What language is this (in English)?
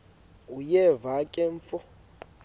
Xhosa